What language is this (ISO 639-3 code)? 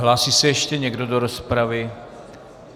ces